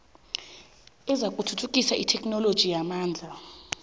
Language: South Ndebele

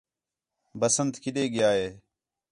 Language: Khetrani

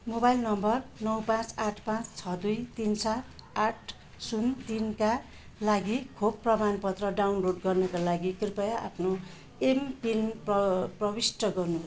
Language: Nepali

